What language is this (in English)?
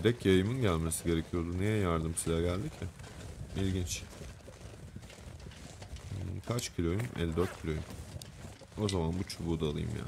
Turkish